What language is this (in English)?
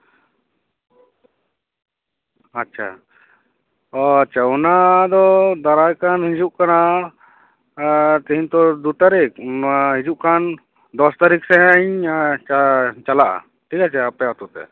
Santali